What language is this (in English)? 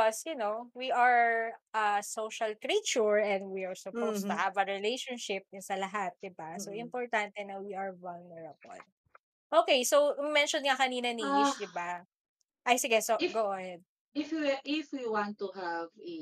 Filipino